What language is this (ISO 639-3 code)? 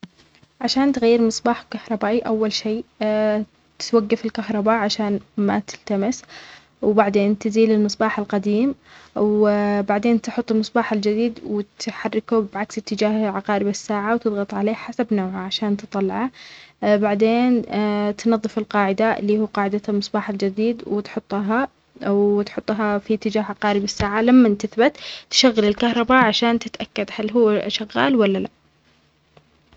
acx